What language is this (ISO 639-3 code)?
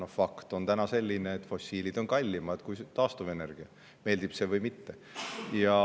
est